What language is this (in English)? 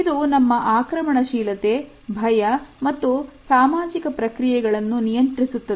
Kannada